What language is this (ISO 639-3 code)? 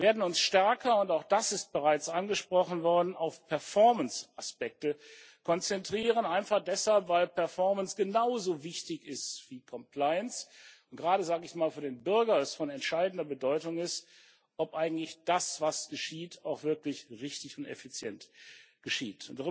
deu